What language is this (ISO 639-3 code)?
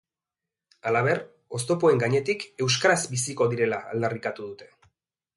eus